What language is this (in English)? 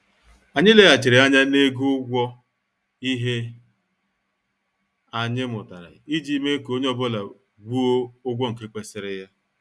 Igbo